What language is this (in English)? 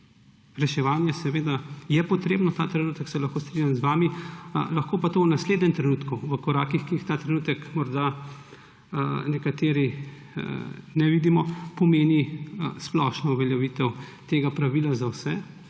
Slovenian